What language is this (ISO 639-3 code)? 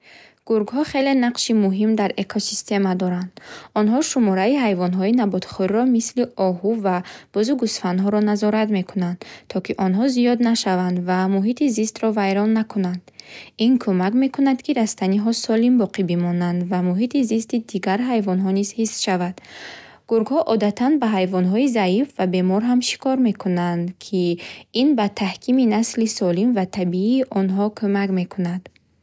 bhh